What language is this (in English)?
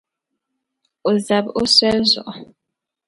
Dagbani